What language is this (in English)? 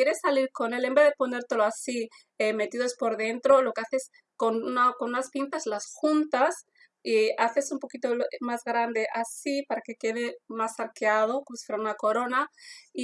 Spanish